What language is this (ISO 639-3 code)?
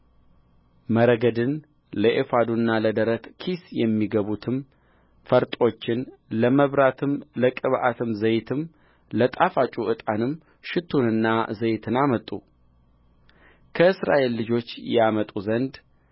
amh